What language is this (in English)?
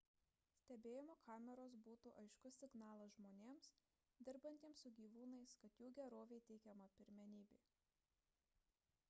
Lithuanian